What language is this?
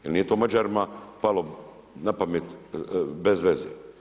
Croatian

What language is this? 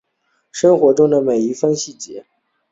Chinese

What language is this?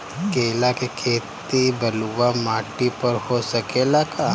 Bhojpuri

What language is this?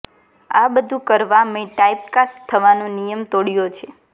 Gujarati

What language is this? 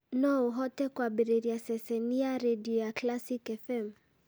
Kikuyu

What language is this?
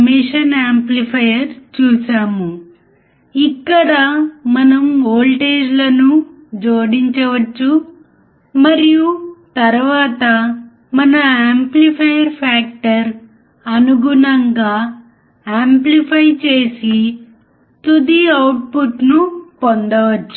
Telugu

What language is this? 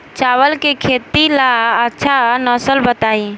Bhojpuri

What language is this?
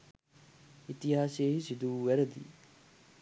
Sinhala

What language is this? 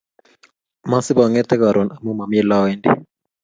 Kalenjin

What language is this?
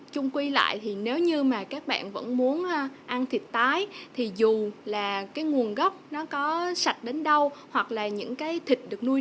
Vietnamese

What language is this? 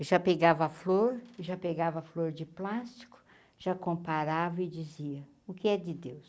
Portuguese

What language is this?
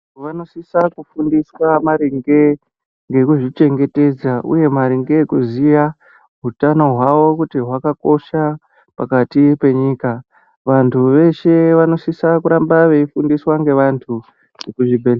Ndau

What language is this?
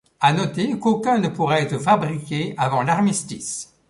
French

